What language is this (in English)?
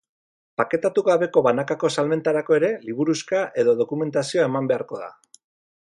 Basque